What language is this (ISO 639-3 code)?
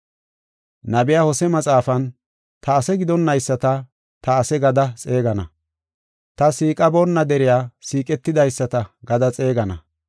gof